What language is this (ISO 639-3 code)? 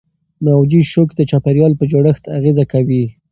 pus